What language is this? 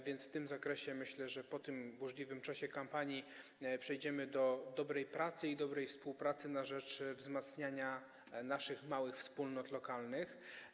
Polish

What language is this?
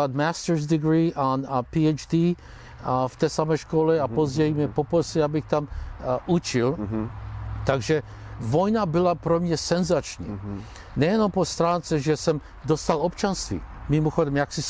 Czech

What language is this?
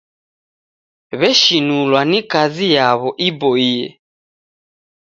Taita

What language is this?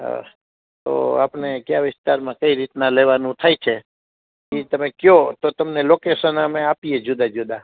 Gujarati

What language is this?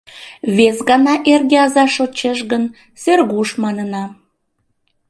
Mari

